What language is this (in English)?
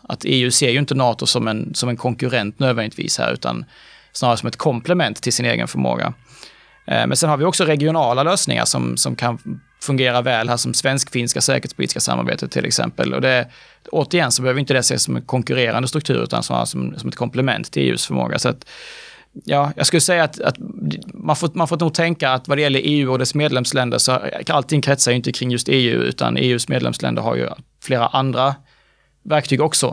Swedish